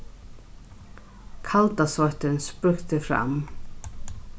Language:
Faroese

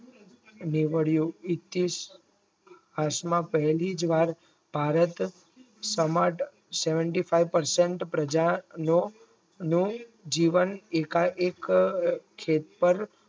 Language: Gujarati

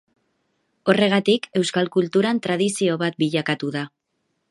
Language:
Basque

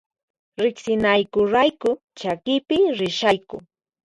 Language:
Puno Quechua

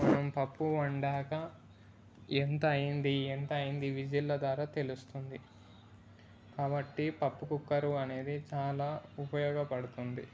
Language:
Telugu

